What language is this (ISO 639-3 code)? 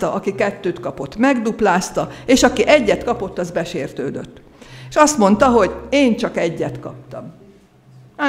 hun